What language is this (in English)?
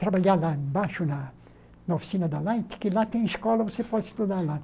Portuguese